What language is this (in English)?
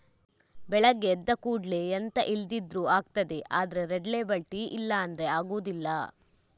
Kannada